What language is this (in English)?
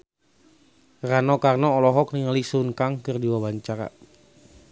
Sundanese